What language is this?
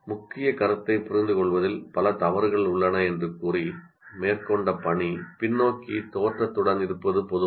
Tamil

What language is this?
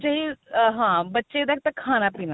Punjabi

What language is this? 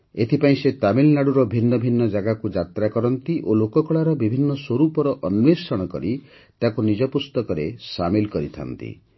Odia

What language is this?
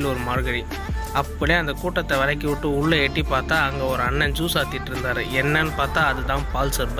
Thai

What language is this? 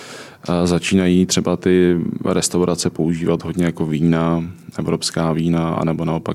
Czech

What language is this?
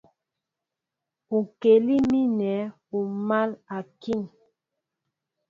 Mbo (Cameroon)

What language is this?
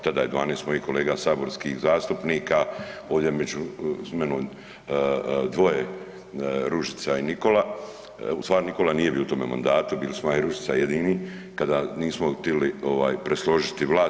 Croatian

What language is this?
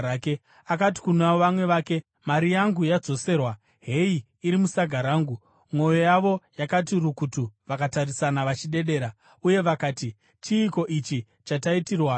Shona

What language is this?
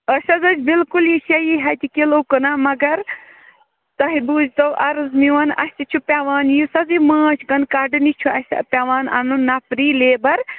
Kashmiri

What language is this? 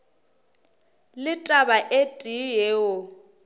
Northern Sotho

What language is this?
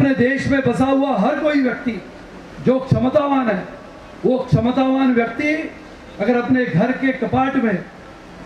Arabic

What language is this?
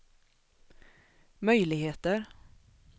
Swedish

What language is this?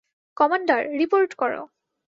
Bangla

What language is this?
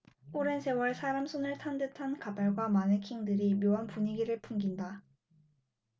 Korean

